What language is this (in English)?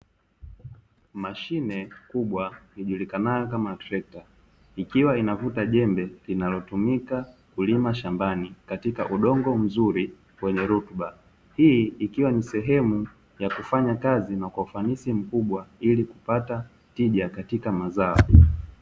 Swahili